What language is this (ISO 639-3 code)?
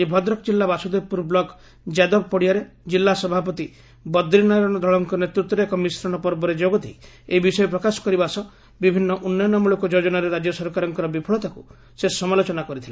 ori